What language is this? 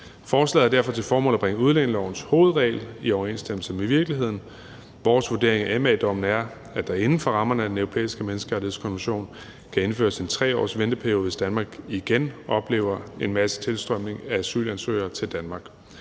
Danish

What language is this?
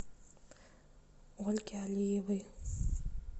Russian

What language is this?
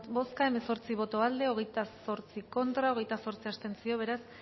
Basque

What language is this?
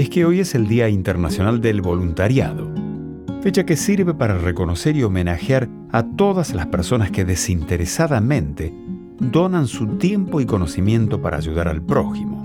Spanish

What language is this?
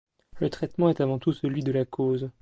French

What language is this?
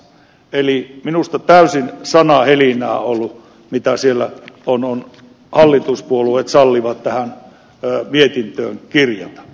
Finnish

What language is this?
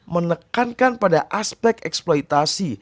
Indonesian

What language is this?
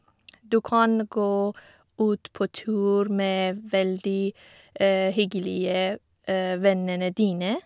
Norwegian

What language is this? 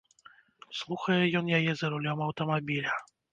Belarusian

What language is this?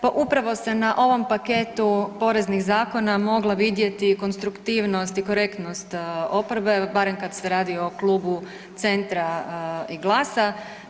Croatian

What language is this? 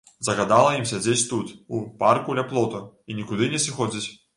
Belarusian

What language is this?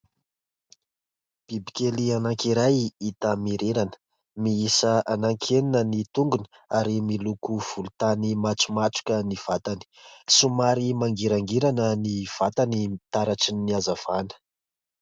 Malagasy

